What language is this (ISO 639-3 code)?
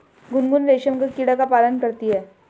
hin